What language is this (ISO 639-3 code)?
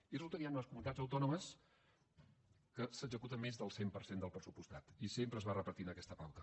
cat